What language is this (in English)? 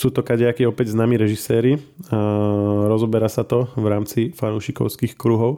Slovak